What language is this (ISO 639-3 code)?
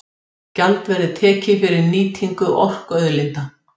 isl